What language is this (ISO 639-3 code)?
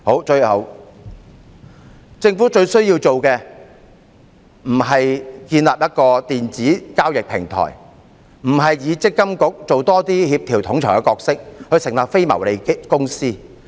yue